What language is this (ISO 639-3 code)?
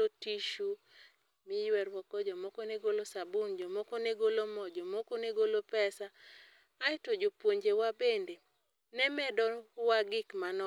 luo